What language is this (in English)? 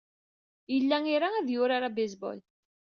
Kabyle